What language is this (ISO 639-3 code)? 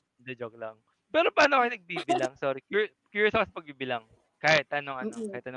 fil